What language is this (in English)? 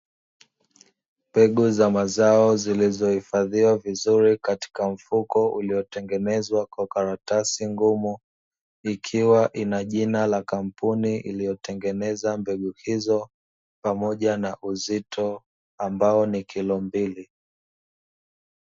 Swahili